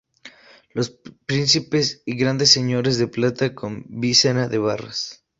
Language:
Spanish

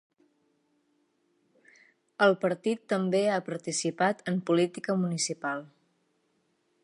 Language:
Catalan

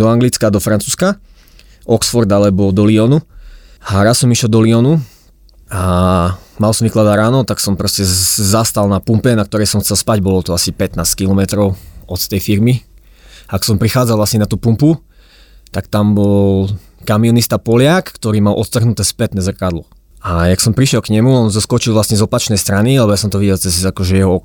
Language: Slovak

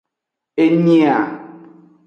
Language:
Aja (Benin)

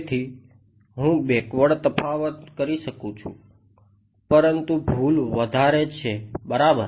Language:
Gujarati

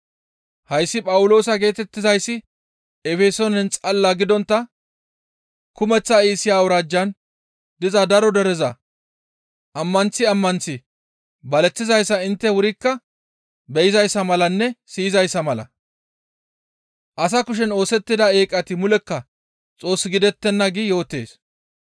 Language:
Gamo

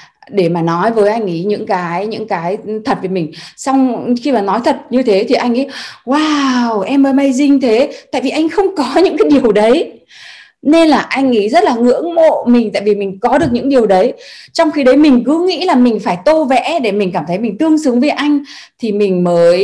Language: Vietnamese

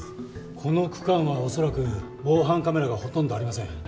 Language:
Japanese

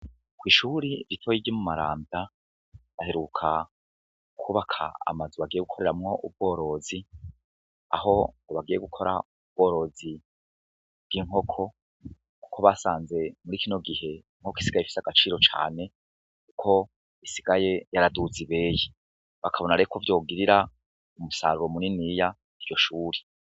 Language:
Rundi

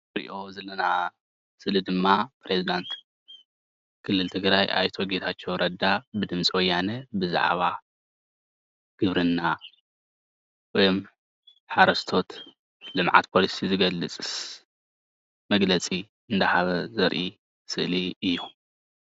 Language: Tigrinya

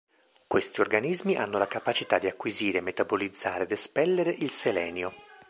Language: Italian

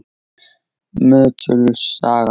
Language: Icelandic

